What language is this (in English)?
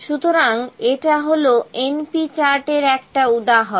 Bangla